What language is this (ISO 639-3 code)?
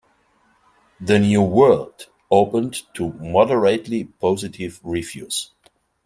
eng